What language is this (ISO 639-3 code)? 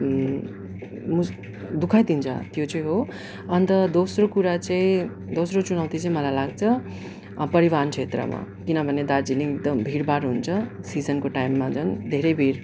nep